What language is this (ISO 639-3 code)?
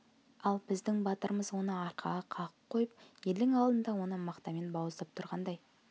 kaz